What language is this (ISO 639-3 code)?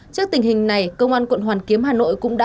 vie